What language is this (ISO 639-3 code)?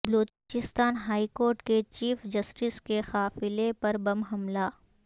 urd